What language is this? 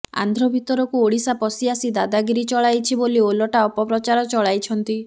Odia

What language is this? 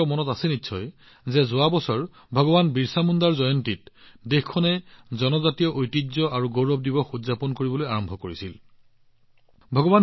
Assamese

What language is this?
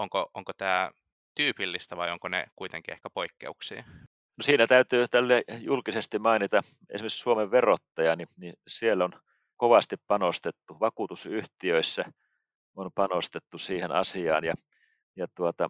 Finnish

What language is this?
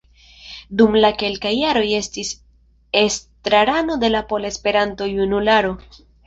Esperanto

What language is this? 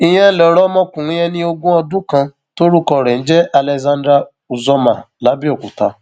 Yoruba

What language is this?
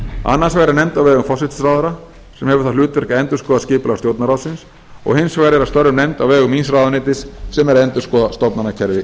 Icelandic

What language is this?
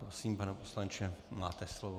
Czech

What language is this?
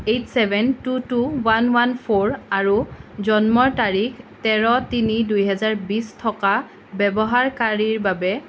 Assamese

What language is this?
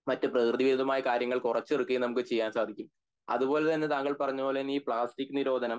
Malayalam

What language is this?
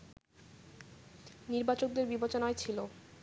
Bangla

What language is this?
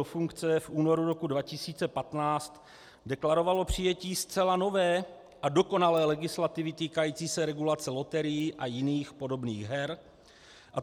Czech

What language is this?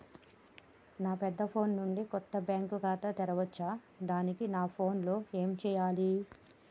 Telugu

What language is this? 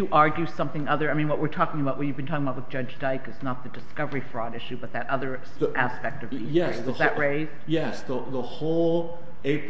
English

